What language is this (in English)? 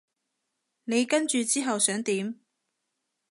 Cantonese